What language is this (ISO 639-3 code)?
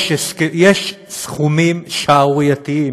heb